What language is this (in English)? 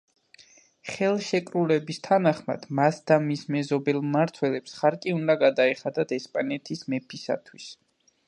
Georgian